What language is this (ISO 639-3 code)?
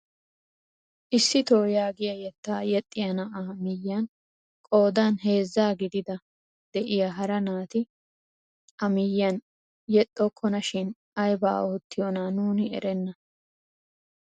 wal